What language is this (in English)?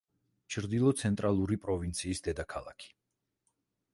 Georgian